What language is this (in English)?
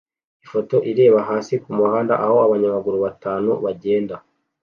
Kinyarwanda